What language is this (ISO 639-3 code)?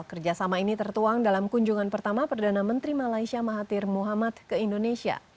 ind